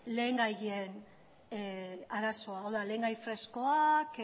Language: Basque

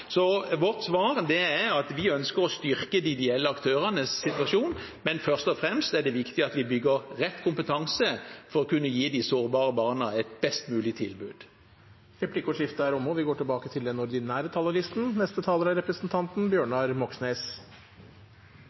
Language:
Norwegian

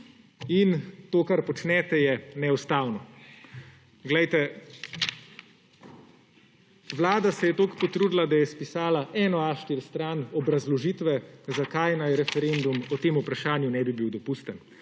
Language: Slovenian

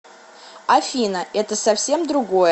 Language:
Russian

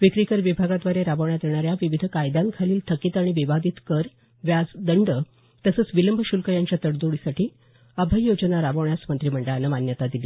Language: Marathi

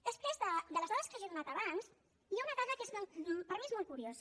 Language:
Catalan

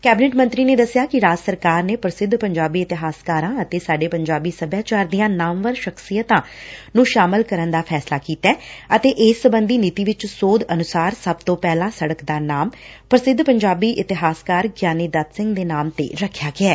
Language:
Punjabi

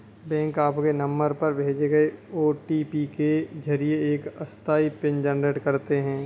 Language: Hindi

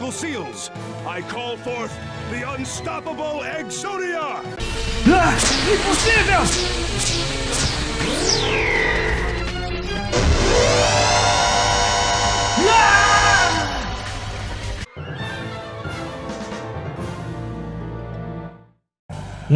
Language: Portuguese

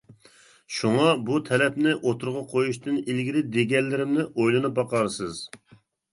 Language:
Uyghur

